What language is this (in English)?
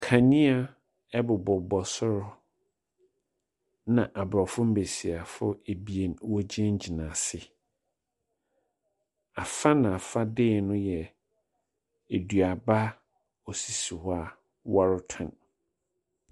Akan